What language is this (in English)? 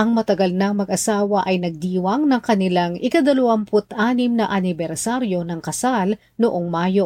Filipino